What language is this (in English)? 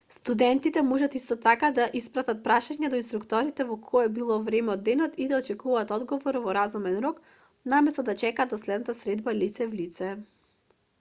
Macedonian